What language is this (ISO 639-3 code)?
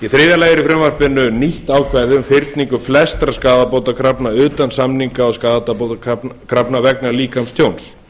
isl